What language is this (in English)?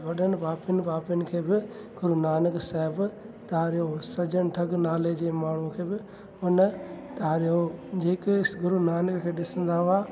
Sindhi